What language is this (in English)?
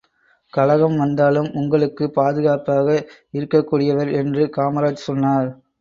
Tamil